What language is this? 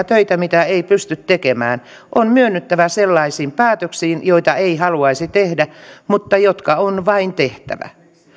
Finnish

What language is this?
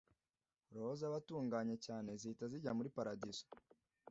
Kinyarwanda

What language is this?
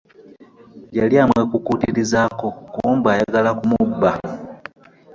Ganda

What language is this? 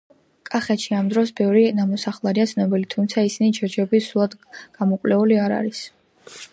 Georgian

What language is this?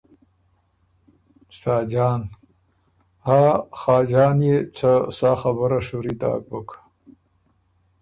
Ormuri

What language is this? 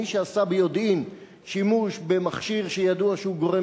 Hebrew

